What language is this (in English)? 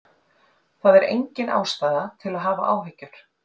Icelandic